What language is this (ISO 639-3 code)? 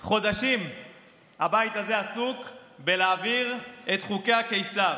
heb